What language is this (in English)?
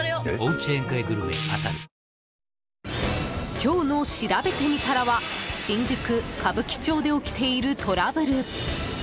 Japanese